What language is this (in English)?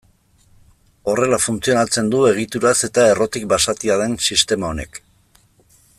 Basque